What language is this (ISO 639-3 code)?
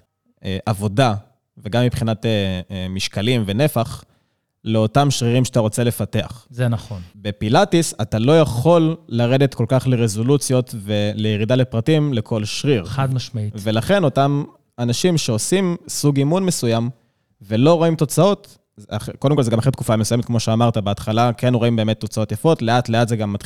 heb